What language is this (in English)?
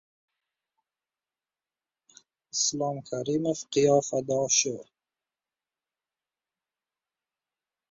Uzbek